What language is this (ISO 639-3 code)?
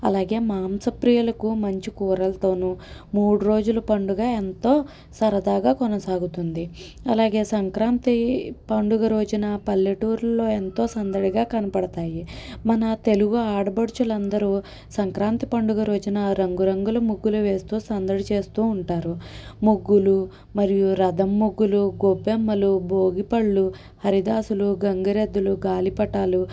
tel